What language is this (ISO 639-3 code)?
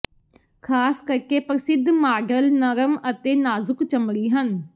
pan